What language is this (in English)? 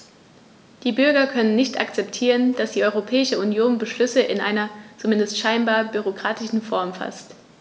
German